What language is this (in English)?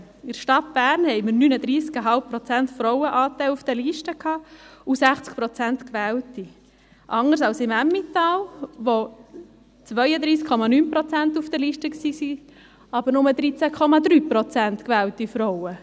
Swiss German